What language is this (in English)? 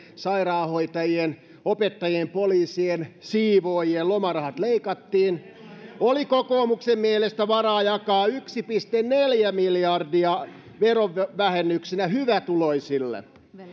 Finnish